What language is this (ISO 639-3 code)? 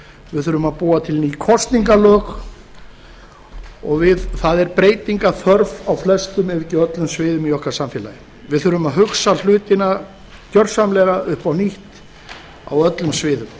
isl